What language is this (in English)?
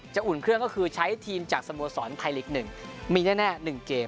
Thai